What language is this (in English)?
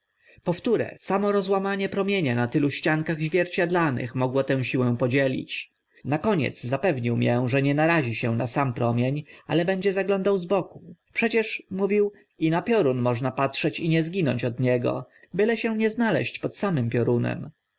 Polish